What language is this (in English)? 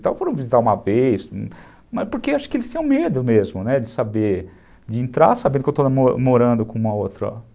Portuguese